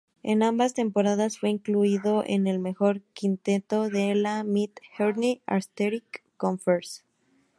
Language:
Spanish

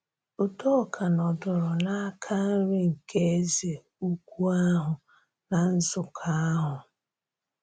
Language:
Igbo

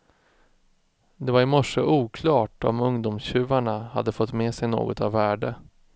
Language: Swedish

